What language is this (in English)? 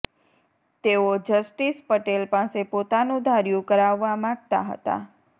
Gujarati